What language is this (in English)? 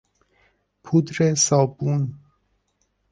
Persian